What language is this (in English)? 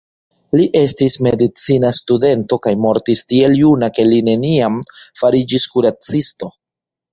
Esperanto